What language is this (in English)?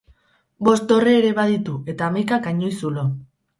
Basque